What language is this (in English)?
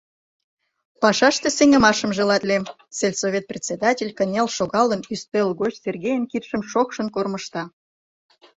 Mari